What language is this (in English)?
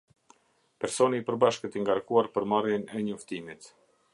Albanian